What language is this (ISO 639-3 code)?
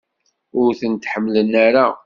kab